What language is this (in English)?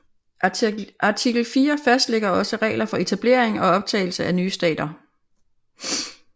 Danish